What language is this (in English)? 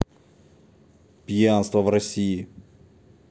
Russian